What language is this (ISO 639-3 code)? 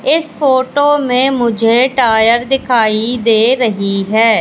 hin